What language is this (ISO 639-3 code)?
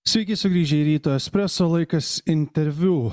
lit